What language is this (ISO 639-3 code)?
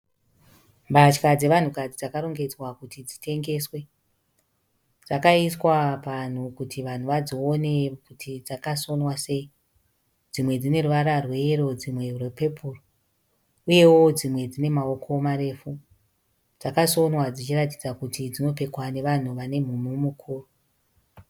sna